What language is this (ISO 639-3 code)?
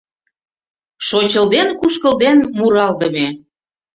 chm